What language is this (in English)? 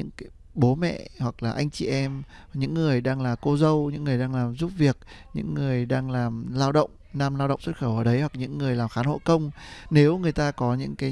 Vietnamese